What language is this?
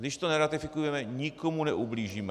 Czech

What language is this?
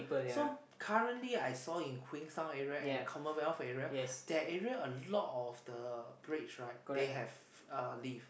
English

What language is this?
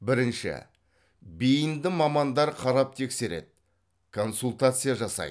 Kazakh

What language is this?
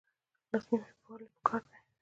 Pashto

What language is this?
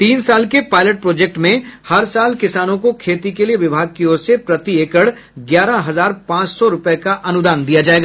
Hindi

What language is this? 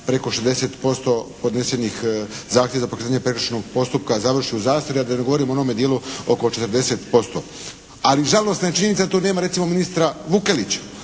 Croatian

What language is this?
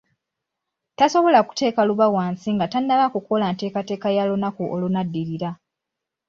Ganda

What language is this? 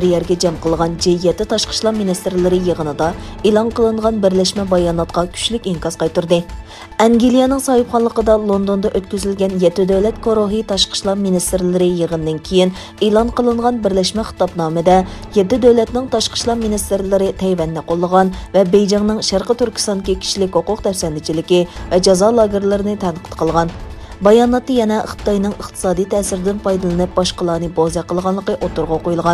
Turkish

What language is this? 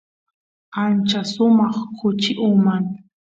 Santiago del Estero Quichua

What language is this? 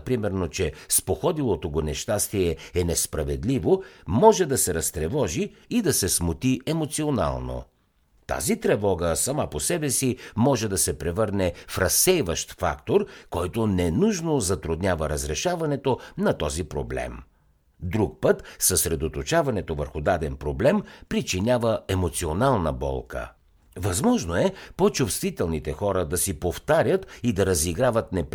Bulgarian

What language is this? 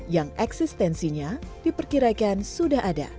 Indonesian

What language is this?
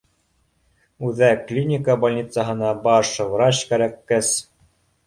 Bashkir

